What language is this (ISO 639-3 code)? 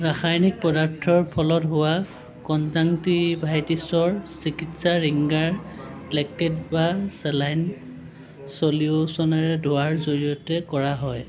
asm